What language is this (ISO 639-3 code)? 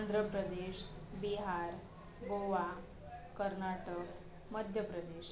mar